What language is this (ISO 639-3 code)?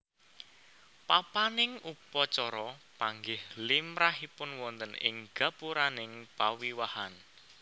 jav